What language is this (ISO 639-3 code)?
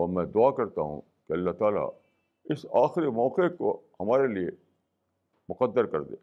urd